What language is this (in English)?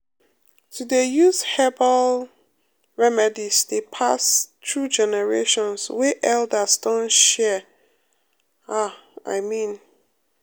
Nigerian Pidgin